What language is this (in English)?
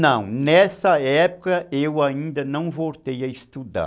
Portuguese